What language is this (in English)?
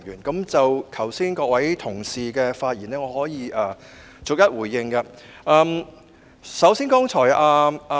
Cantonese